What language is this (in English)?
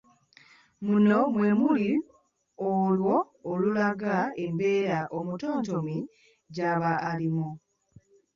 Ganda